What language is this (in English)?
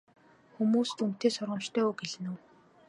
Mongolian